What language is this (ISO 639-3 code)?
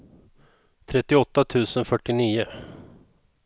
swe